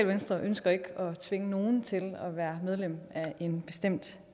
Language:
Danish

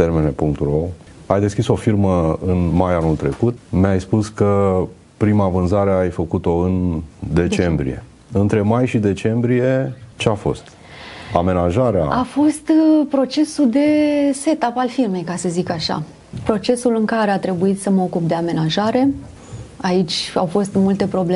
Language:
Romanian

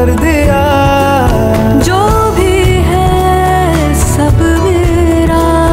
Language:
Hindi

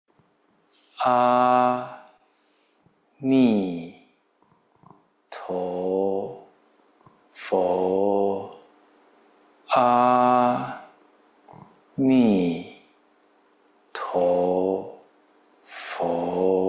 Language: Thai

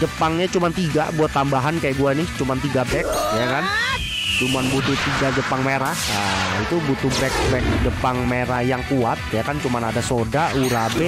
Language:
Indonesian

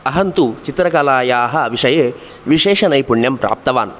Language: Sanskrit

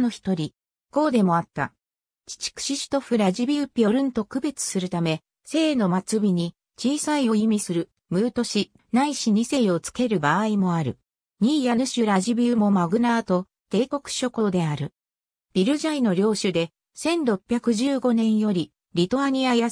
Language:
Japanese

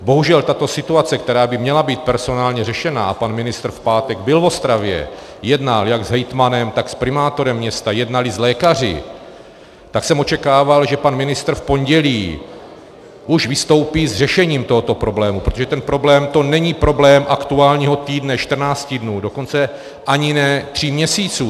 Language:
Czech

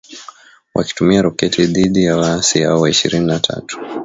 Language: Swahili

